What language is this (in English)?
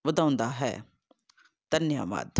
Punjabi